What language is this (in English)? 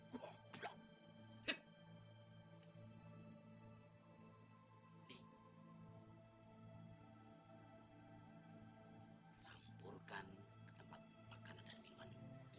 Indonesian